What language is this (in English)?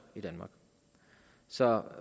Danish